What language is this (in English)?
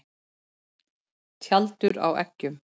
Icelandic